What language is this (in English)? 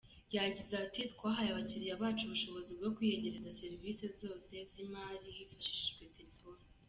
Kinyarwanda